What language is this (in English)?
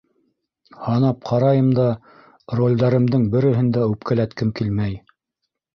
Bashkir